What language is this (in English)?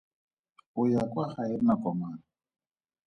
Tswana